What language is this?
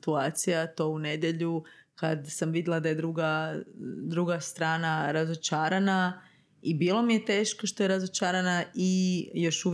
Croatian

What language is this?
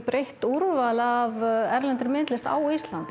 Icelandic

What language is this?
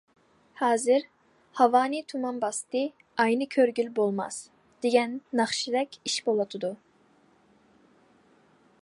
Uyghur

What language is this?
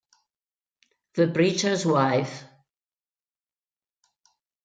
Italian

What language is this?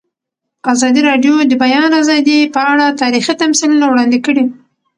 Pashto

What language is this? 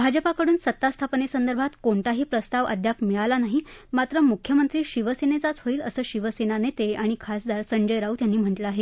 Marathi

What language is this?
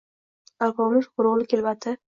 Uzbek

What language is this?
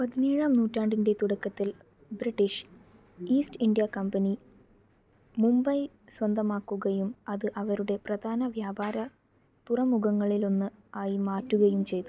Malayalam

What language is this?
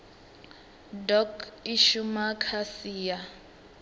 Venda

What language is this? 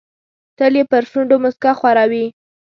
Pashto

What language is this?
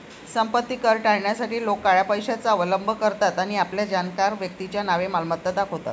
Marathi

